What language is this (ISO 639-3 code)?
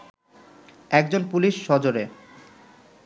ben